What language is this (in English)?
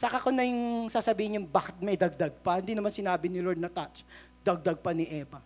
Filipino